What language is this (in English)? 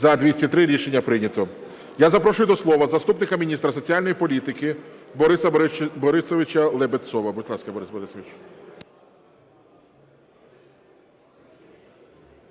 Ukrainian